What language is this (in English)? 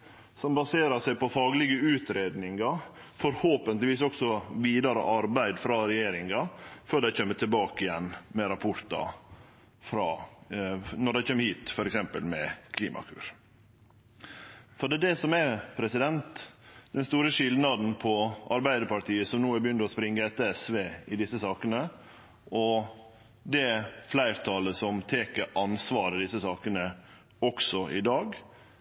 Norwegian Nynorsk